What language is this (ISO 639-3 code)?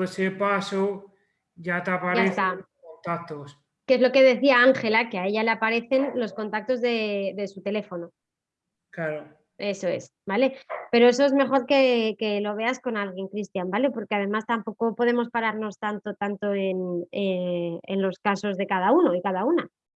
spa